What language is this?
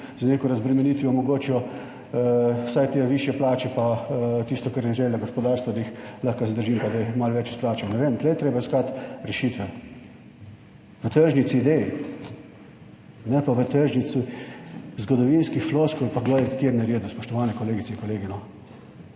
Slovenian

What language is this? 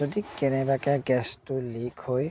Assamese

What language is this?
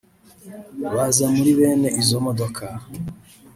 Kinyarwanda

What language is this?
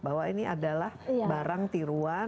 Indonesian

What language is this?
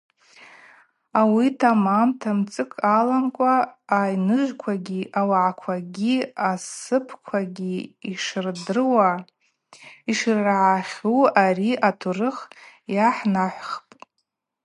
Abaza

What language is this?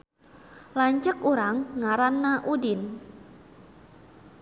Sundanese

